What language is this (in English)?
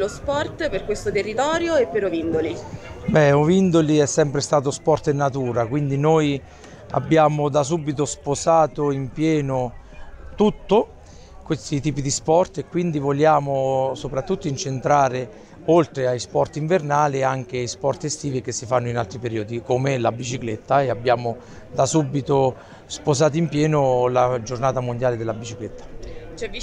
Italian